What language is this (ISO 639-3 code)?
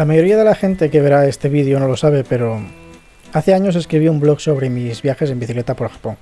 spa